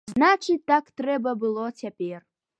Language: Belarusian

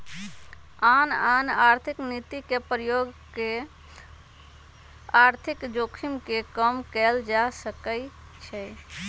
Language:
Magahi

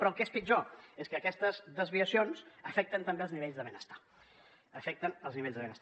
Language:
Catalan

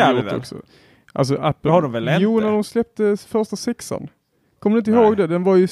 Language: Swedish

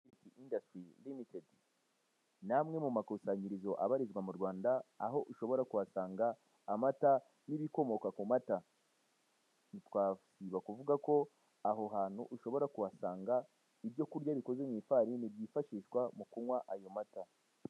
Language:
Kinyarwanda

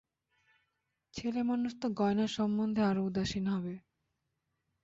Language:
Bangla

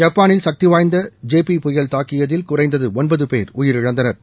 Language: Tamil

